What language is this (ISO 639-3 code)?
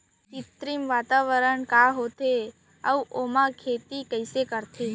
hne